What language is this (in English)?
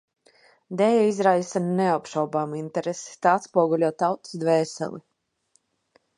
Latvian